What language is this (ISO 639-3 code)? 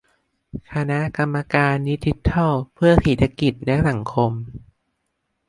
tha